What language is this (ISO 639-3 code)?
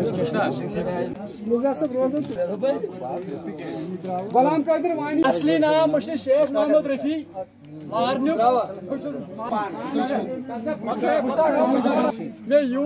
ron